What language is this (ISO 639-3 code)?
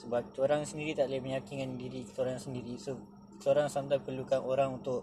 msa